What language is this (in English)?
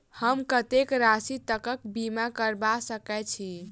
Maithili